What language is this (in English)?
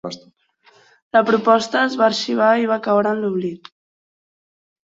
Catalan